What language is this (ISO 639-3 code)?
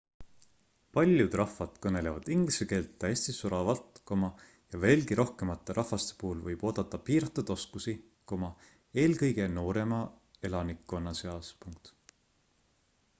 est